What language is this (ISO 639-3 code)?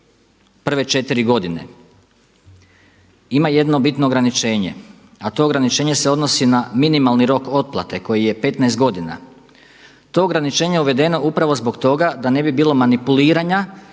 hrv